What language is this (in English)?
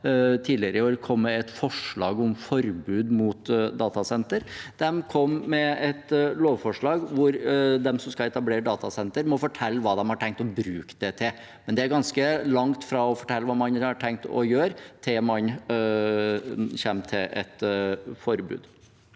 Norwegian